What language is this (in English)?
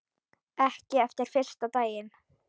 Icelandic